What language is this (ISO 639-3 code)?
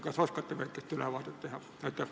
est